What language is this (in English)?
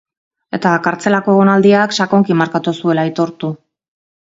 Basque